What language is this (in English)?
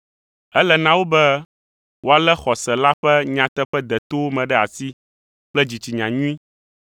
Ewe